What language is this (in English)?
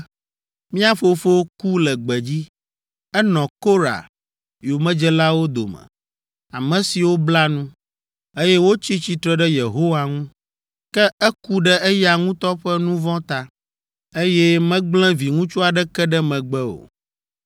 Ewe